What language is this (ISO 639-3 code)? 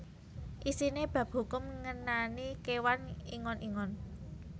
jav